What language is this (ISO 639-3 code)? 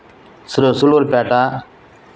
tel